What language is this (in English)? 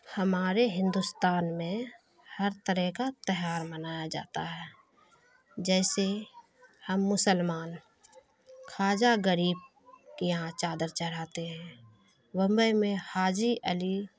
Urdu